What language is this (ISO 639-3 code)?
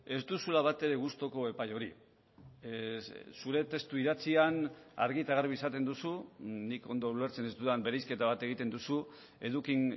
eus